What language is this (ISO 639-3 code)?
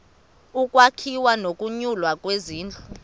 xho